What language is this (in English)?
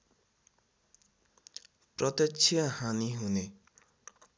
Nepali